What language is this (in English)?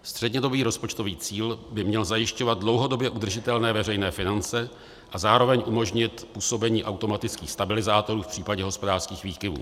Czech